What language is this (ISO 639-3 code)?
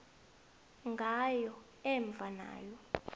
nbl